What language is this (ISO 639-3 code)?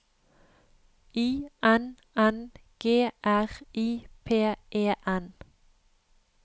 nor